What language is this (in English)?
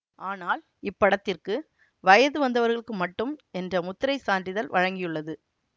Tamil